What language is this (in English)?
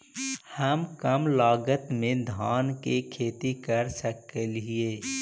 Magahi